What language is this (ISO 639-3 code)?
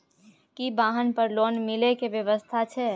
mai